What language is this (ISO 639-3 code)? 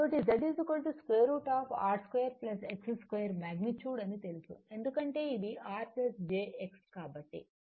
tel